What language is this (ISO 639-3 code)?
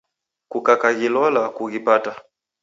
dav